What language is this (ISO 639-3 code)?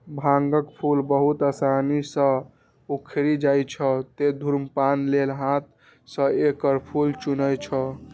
mai